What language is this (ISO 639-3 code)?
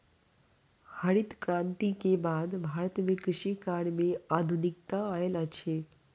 mai